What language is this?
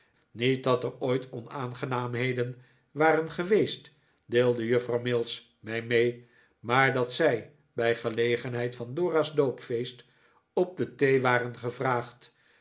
Dutch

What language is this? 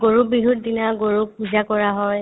Assamese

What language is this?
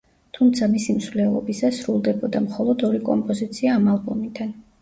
Georgian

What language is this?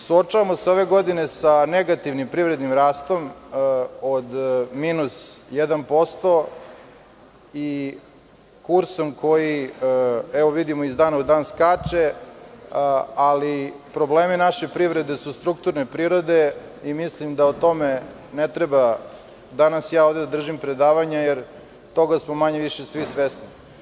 Serbian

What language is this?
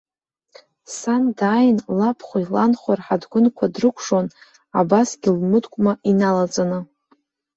Abkhazian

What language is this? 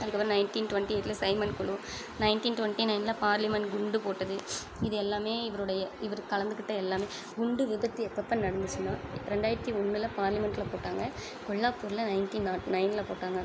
Tamil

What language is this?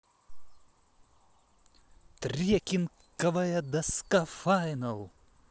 Russian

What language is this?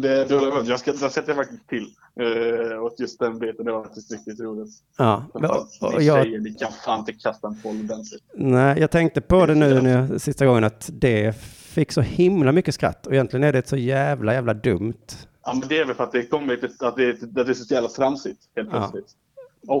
Swedish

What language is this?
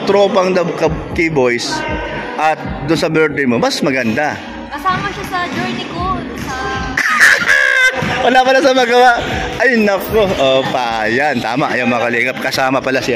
Filipino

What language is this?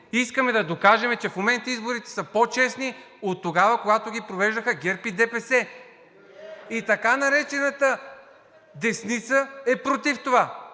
Bulgarian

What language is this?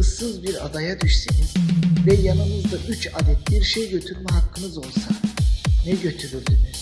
Turkish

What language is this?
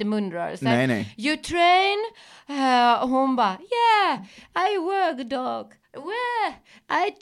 Swedish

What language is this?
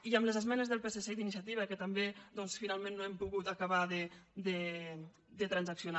Catalan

